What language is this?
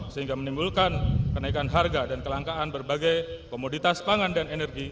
Indonesian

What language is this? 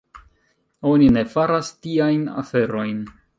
Esperanto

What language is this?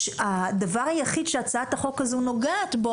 Hebrew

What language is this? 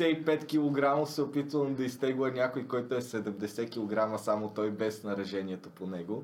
Bulgarian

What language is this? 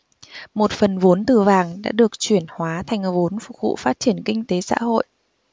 Vietnamese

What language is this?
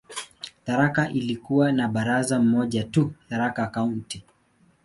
Swahili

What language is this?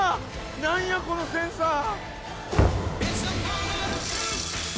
Japanese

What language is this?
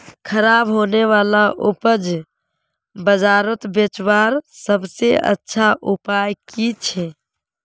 Magahi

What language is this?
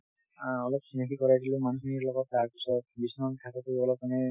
Assamese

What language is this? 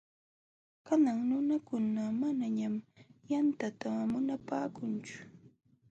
Jauja Wanca Quechua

